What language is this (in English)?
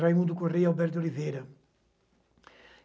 Portuguese